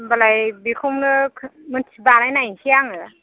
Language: Bodo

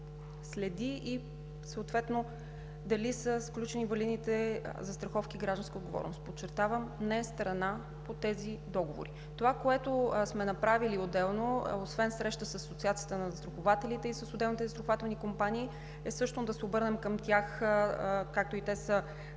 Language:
Bulgarian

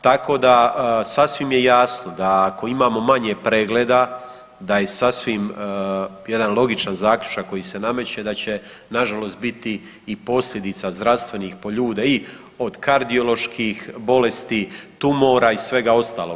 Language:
Croatian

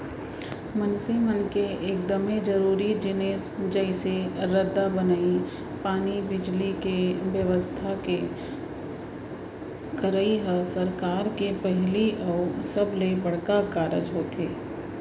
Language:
Chhattisgarhi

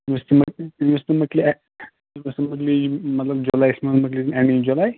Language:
Kashmiri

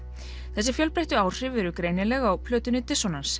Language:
Icelandic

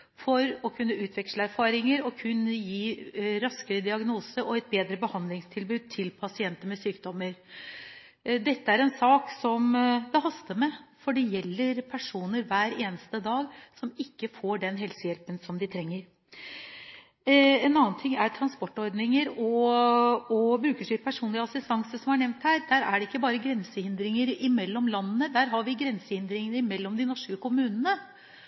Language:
Norwegian Bokmål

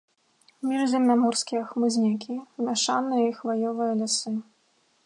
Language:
Belarusian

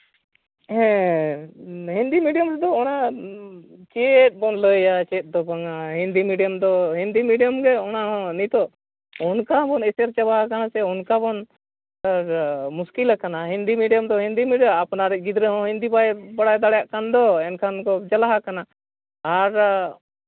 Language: Santali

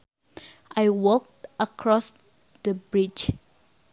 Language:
Sundanese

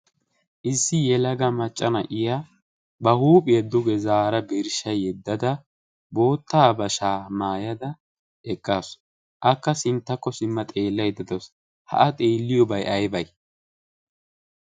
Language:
Wolaytta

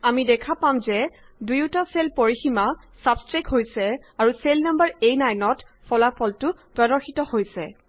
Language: Assamese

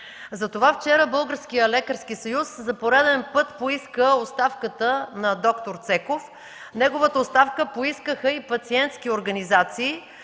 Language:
Bulgarian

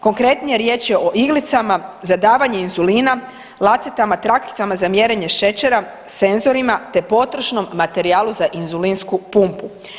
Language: Croatian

